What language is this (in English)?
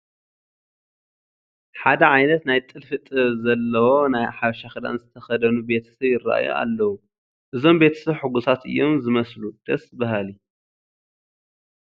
Tigrinya